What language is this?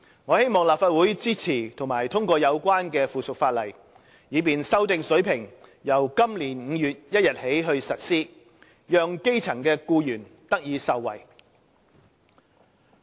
Cantonese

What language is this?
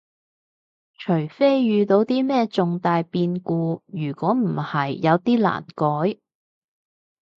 Cantonese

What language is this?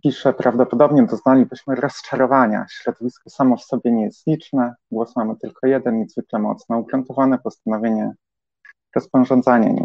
Polish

